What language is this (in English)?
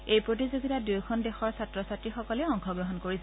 Assamese